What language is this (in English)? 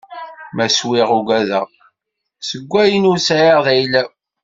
Kabyle